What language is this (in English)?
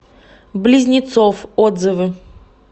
Russian